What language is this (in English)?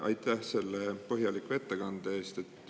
Estonian